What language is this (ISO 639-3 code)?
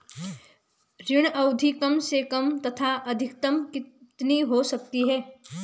hin